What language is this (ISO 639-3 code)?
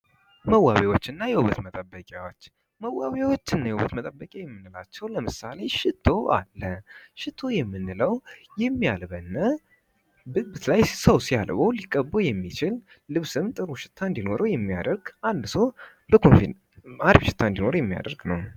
amh